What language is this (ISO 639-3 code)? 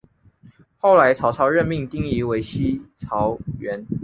zho